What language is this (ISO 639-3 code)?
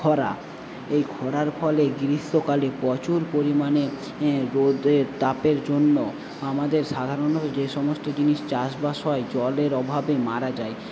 ben